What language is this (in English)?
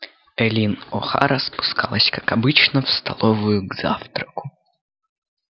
Russian